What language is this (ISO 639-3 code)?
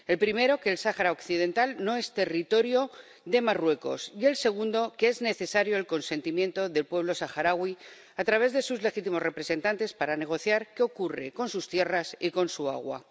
spa